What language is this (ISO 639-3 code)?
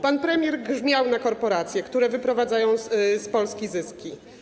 pol